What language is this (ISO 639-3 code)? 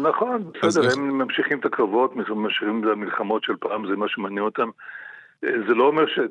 heb